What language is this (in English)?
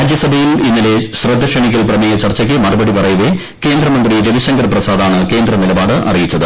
Malayalam